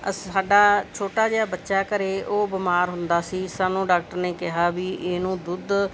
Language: Punjabi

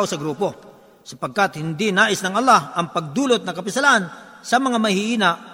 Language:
Filipino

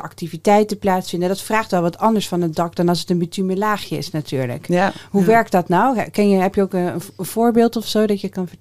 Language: Dutch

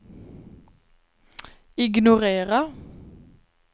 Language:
Swedish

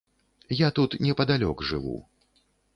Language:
Belarusian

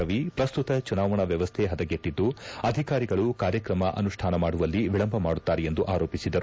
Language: Kannada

